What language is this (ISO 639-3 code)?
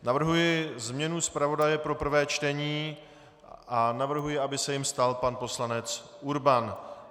ces